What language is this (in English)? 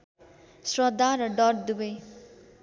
Nepali